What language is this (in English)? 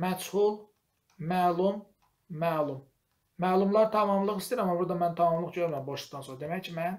Turkish